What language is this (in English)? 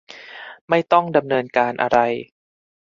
Thai